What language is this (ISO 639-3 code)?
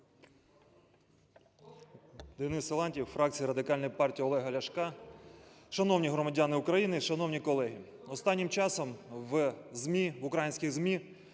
ukr